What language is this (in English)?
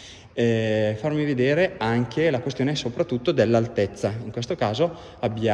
Italian